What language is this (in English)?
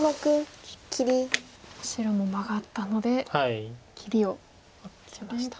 Japanese